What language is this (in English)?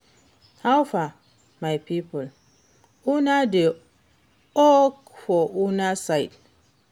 Nigerian Pidgin